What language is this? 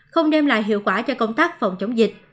Vietnamese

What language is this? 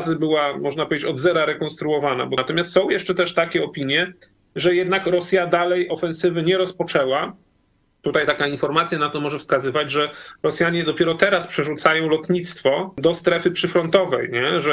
Polish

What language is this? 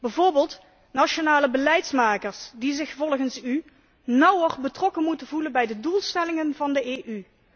Dutch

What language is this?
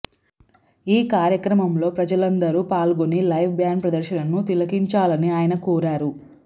Telugu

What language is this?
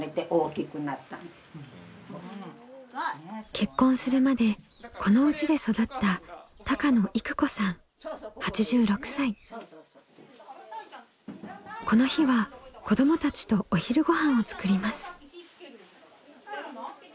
Japanese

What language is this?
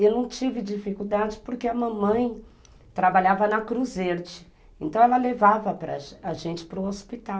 Portuguese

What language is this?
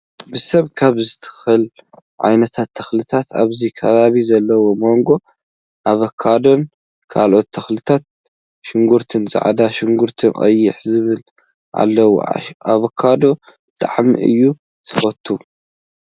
Tigrinya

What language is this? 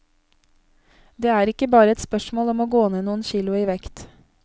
Norwegian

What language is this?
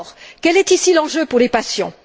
French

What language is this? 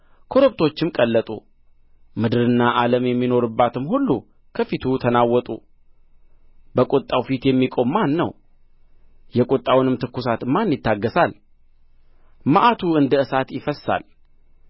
Amharic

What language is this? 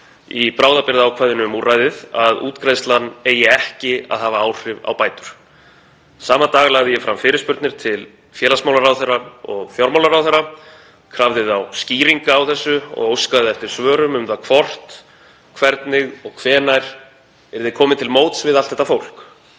Icelandic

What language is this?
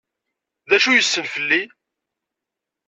Kabyle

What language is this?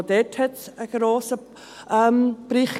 Swiss German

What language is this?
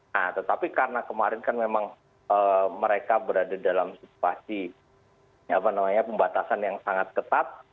Indonesian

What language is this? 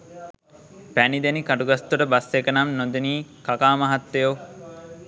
Sinhala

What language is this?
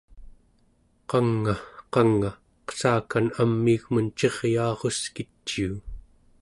Central Yupik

